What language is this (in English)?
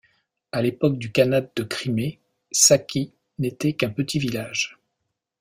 French